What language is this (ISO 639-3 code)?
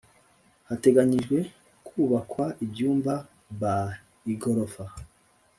kin